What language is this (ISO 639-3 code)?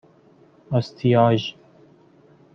fas